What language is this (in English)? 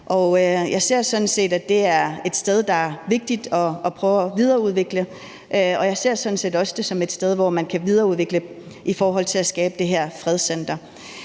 Danish